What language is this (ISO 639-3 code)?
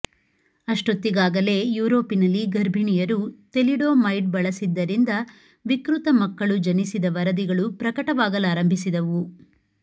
kan